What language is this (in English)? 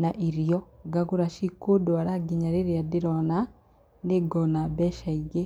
Kikuyu